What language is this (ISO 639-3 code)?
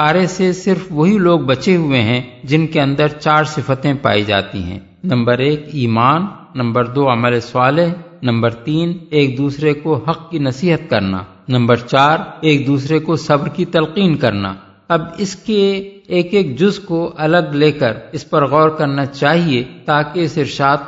urd